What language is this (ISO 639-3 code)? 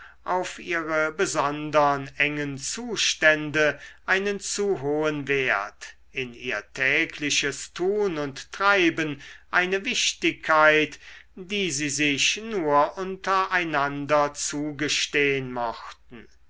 deu